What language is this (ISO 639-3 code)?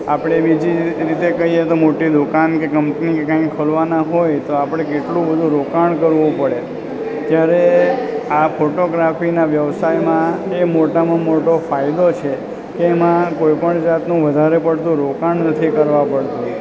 guj